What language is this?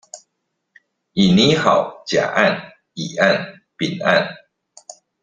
Chinese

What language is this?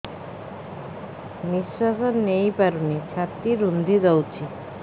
Odia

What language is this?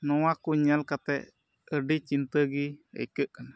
Santali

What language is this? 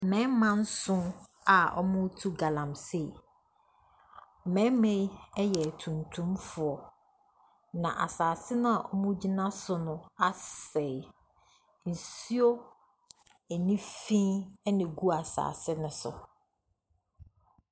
Akan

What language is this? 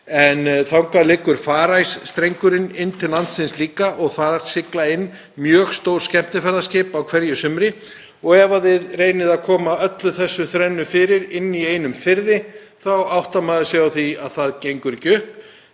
Icelandic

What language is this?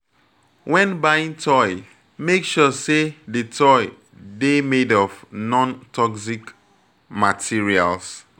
Nigerian Pidgin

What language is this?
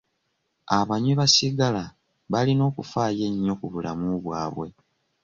Ganda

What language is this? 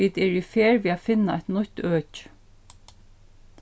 Faroese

